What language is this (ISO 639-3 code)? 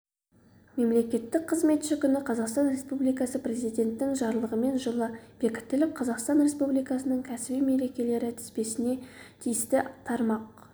kaz